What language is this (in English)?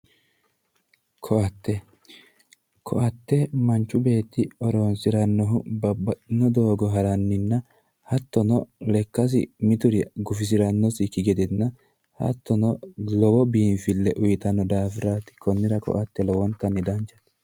Sidamo